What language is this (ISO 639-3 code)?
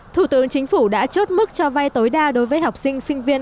vie